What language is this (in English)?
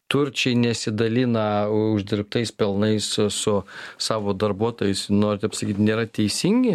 Lithuanian